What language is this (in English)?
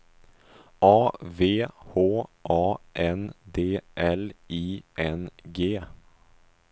Swedish